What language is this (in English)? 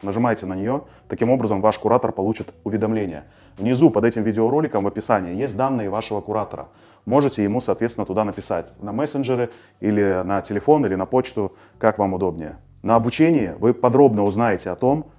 Russian